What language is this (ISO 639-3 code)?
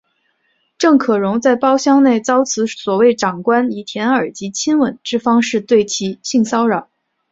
zho